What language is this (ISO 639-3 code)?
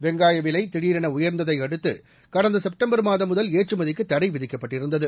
tam